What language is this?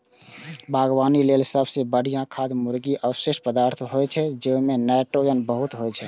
Maithili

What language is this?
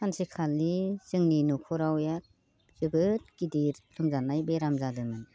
Bodo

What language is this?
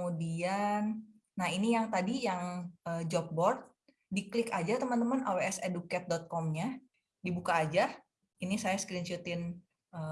Indonesian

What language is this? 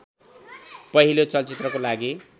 Nepali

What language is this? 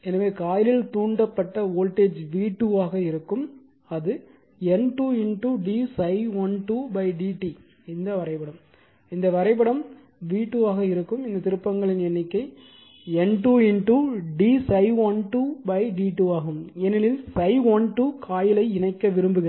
Tamil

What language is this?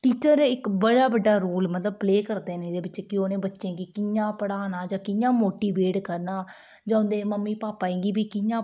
Dogri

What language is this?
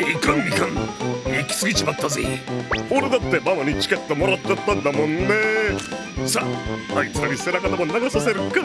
Japanese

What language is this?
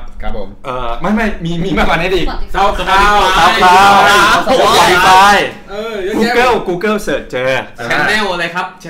Thai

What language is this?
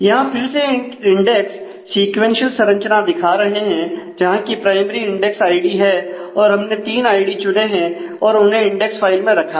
Hindi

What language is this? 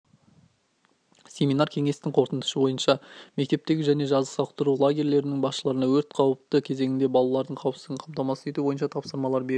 Kazakh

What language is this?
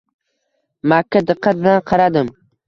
Uzbek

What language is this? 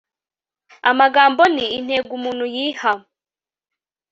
Kinyarwanda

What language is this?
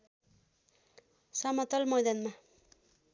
Nepali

